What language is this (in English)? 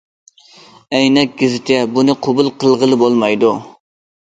Uyghur